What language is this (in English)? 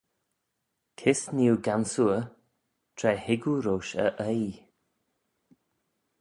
Manx